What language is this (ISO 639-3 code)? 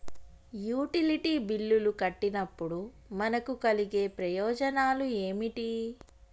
tel